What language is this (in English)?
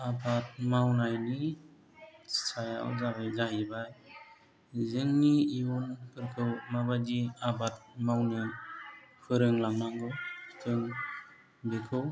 Bodo